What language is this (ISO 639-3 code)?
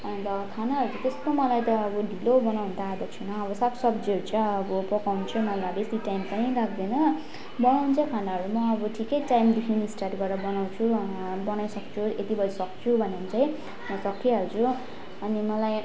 nep